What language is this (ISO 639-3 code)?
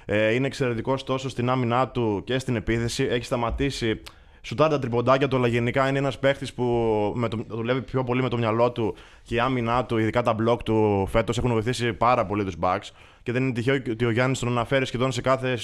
ell